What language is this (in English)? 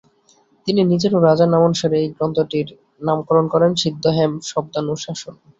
Bangla